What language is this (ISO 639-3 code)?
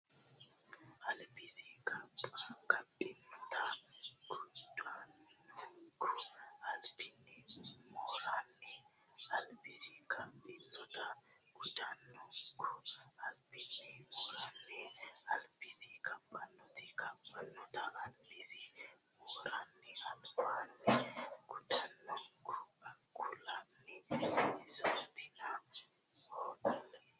sid